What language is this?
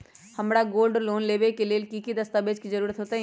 Magahi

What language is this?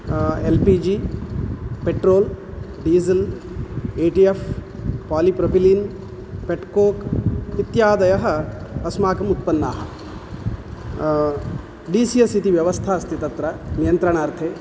Sanskrit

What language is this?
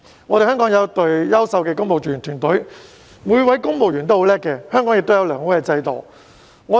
Cantonese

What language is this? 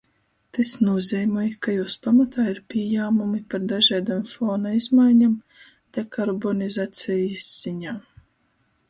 Latgalian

